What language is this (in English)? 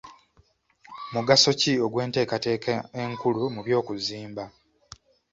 Ganda